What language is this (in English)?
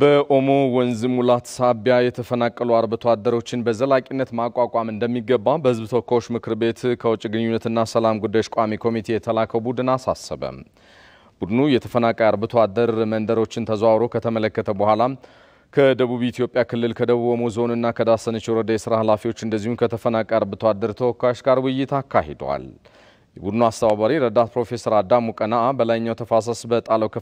Arabic